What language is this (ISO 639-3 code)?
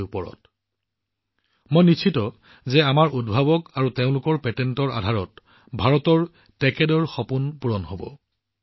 asm